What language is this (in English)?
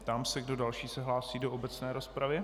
Czech